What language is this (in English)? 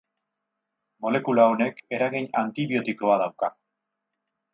Basque